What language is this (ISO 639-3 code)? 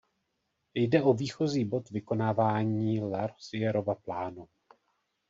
ces